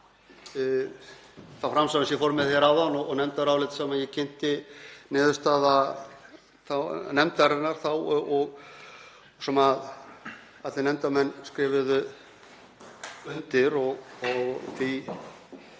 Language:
Icelandic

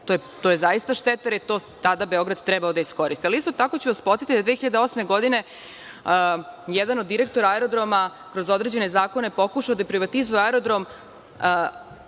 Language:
Serbian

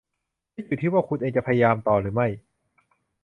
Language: Thai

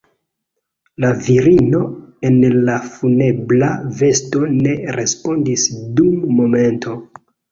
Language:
Esperanto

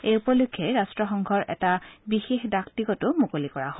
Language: Assamese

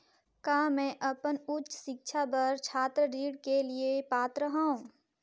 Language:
Chhattisgarhi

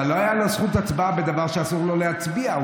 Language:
Hebrew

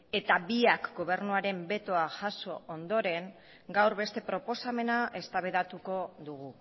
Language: Basque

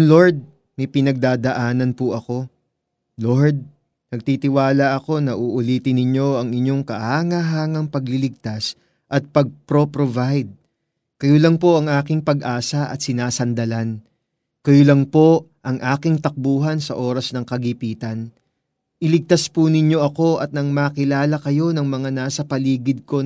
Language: Filipino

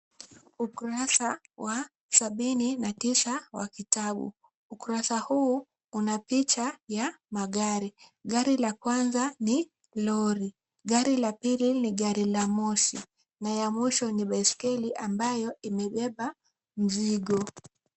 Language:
Swahili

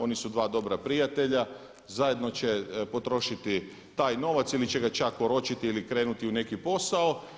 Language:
Croatian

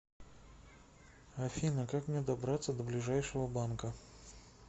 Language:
Russian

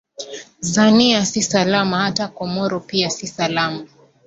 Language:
Swahili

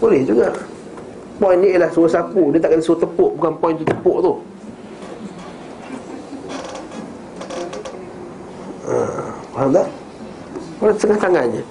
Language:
Malay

